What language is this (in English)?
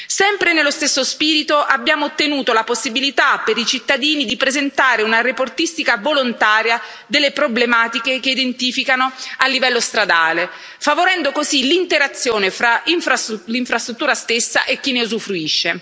Italian